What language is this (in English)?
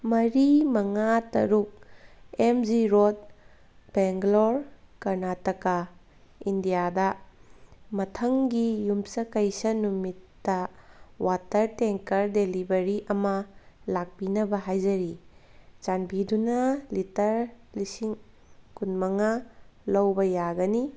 Manipuri